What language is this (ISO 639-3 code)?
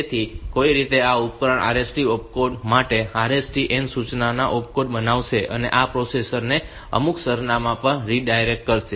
guj